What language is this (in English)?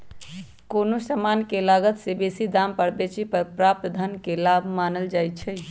Magahi